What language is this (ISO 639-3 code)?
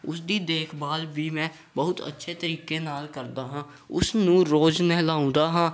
pan